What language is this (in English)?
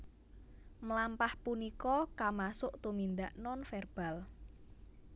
Javanese